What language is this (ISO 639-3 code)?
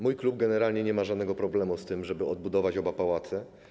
pol